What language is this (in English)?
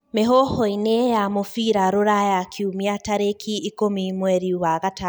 Kikuyu